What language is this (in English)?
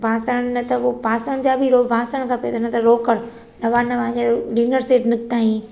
Sindhi